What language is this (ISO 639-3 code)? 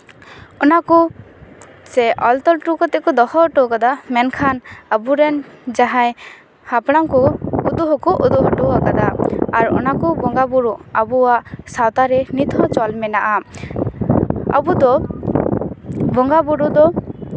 sat